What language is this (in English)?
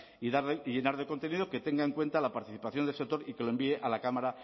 Spanish